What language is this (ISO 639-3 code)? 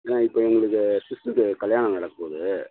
tam